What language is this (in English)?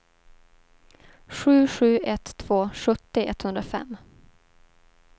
Swedish